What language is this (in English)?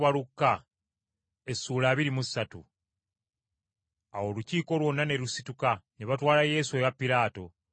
Ganda